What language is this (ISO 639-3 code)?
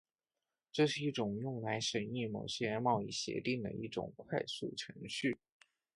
zho